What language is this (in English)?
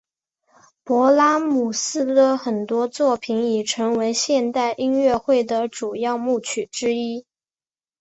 Chinese